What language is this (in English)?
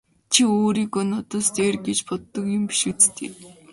Mongolian